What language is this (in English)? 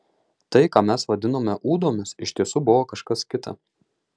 Lithuanian